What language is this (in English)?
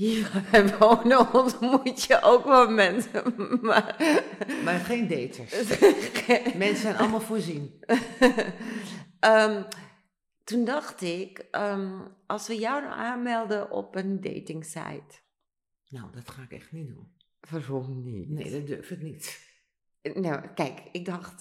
Dutch